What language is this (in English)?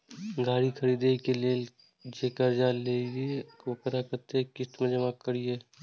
Maithili